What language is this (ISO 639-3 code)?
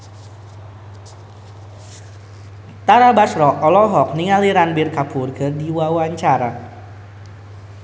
sun